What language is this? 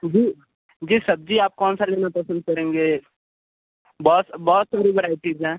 Hindi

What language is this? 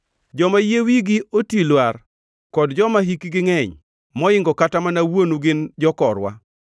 Luo (Kenya and Tanzania)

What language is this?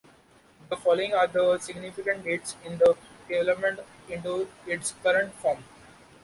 English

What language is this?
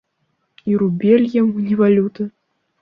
Belarusian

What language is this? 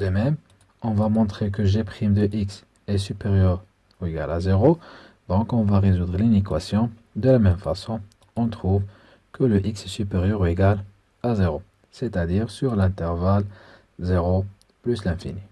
French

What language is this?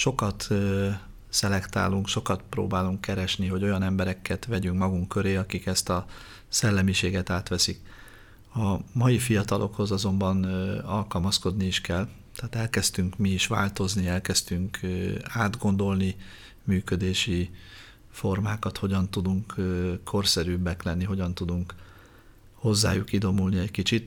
Hungarian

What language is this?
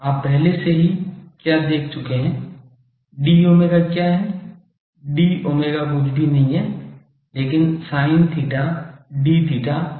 Hindi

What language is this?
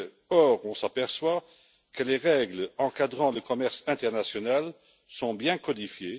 French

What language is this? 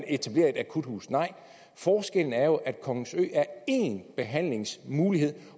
Danish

